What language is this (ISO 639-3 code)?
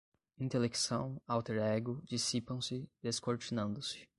por